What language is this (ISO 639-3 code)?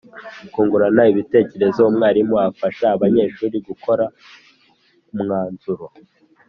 kin